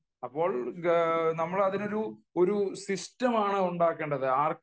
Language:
Malayalam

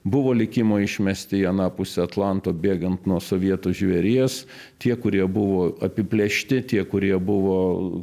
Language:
Lithuanian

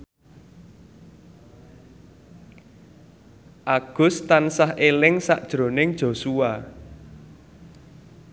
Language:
Javanese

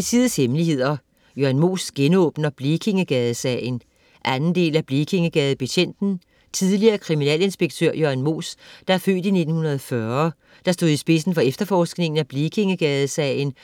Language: Danish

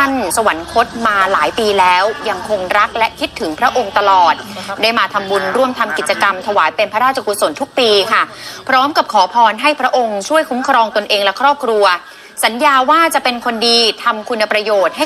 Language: Thai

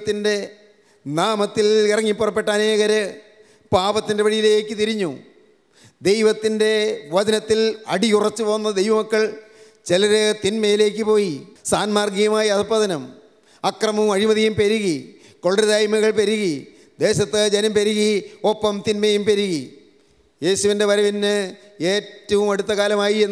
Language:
Malayalam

